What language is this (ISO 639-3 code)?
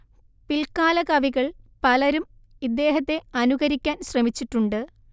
mal